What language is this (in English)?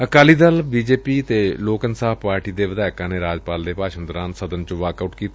Punjabi